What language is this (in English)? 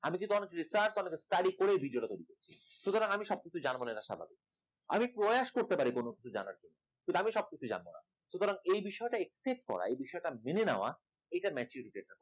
Bangla